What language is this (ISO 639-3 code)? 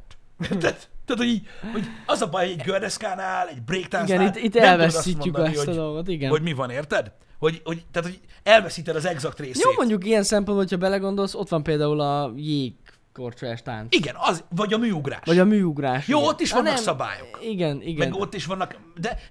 hun